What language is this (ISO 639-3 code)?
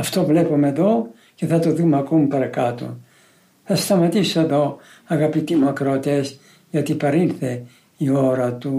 ell